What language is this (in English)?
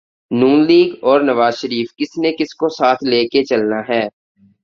Urdu